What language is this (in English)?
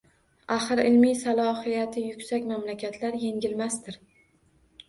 Uzbek